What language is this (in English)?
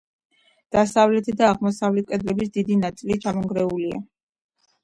Georgian